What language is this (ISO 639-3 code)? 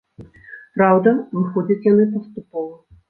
bel